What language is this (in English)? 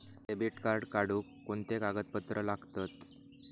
Marathi